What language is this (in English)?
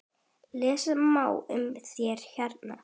Icelandic